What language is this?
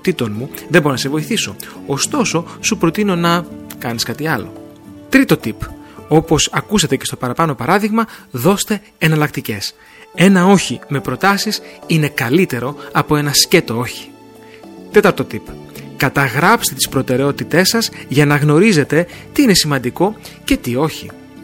Greek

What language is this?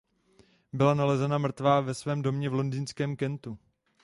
Czech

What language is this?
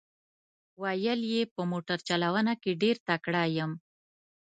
Pashto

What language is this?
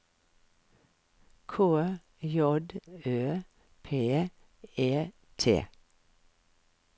Norwegian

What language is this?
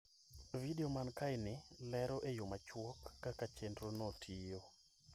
Luo (Kenya and Tanzania)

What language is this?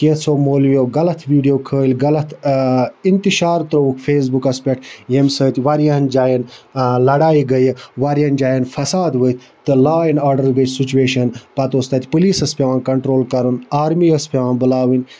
Kashmiri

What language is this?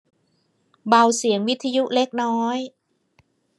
Thai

